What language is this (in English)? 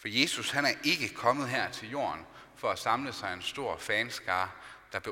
Danish